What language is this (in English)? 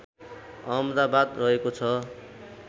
Nepali